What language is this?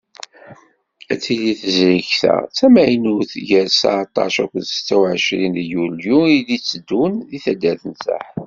Kabyle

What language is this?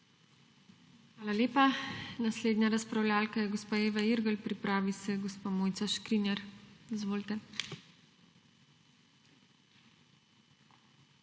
Slovenian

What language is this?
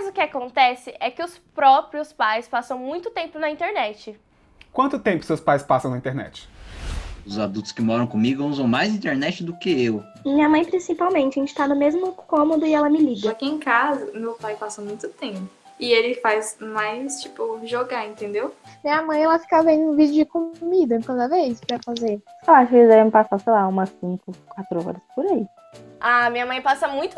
Portuguese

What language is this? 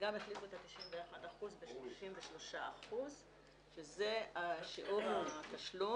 Hebrew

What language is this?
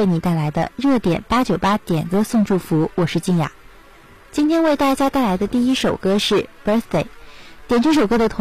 Chinese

